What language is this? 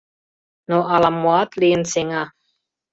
Mari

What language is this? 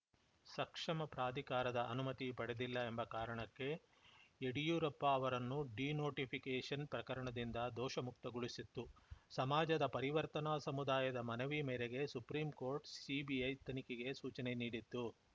Kannada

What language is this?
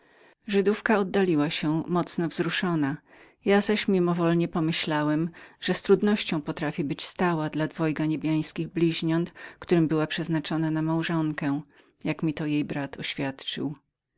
Polish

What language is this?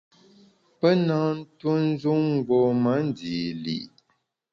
Bamun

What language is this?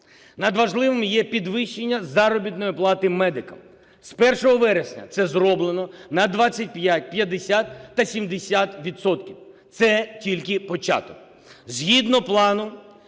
Ukrainian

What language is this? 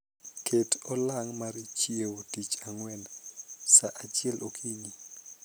Luo (Kenya and Tanzania)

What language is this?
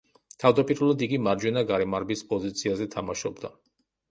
Georgian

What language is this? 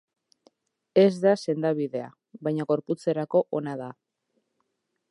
Basque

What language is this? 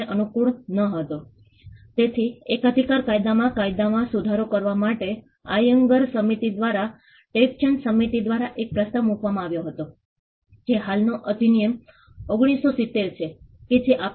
Gujarati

